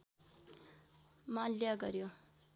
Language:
Nepali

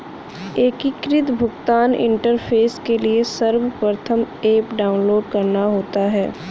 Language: Hindi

